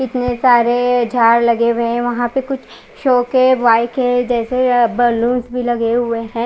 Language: Hindi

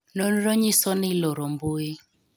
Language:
Luo (Kenya and Tanzania)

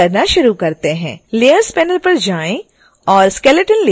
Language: Hindi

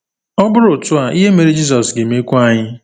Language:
Igbo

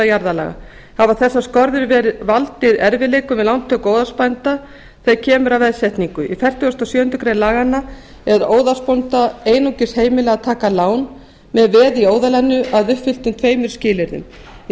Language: Icelandic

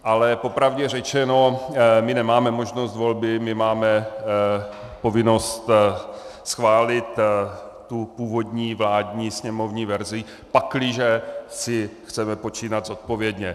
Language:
Czech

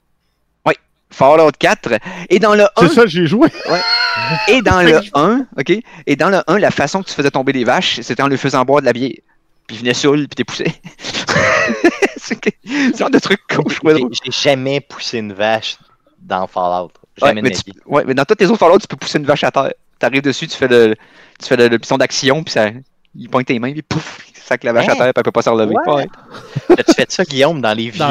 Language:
French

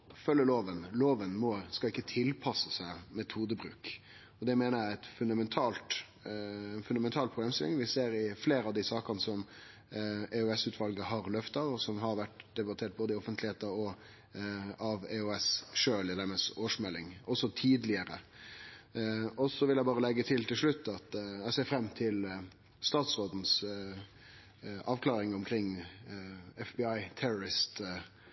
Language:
Norwegian Nynorsk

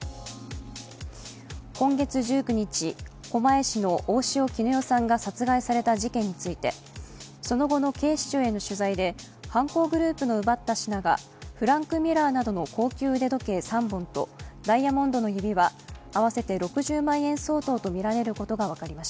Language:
Japanese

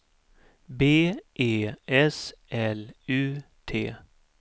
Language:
Swedish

